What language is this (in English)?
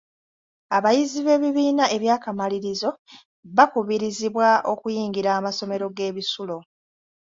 Ganda